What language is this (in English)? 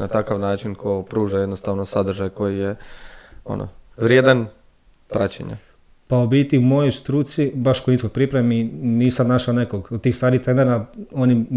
Croatian